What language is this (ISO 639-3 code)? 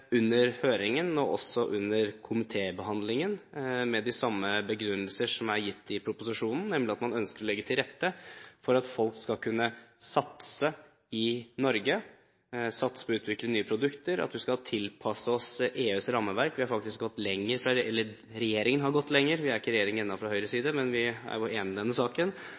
nob